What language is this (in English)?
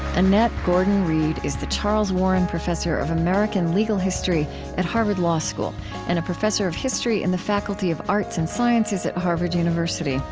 English